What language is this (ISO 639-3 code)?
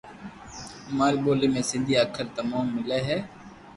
lrk